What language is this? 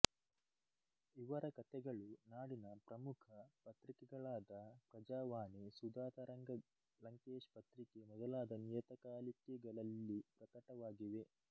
Kannada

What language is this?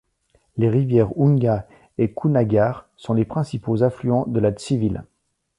French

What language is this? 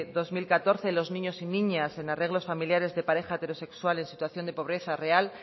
Spanish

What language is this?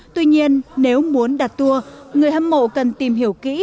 Vietnamese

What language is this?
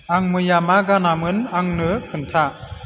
Bodo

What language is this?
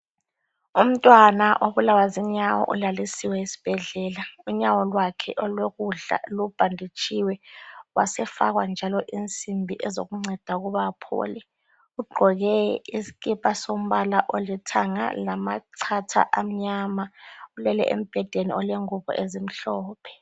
North Ndebele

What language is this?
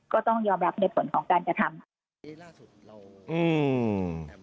Thai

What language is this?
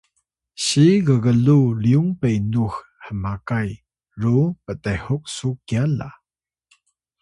Atayal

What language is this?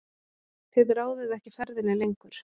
Icelandic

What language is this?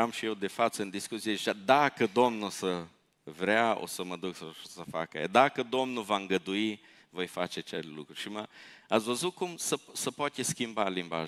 Romanian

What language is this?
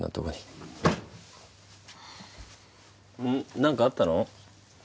Japanese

